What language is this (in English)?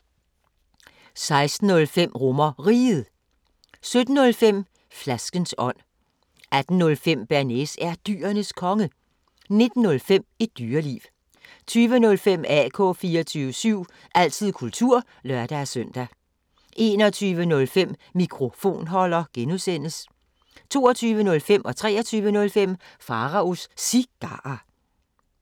Danish